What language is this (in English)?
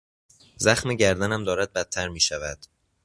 Persian